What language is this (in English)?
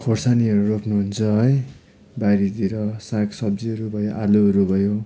Nepali